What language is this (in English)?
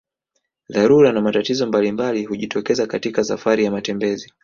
Swahili